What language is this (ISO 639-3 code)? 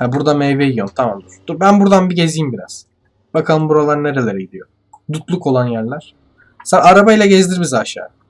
tur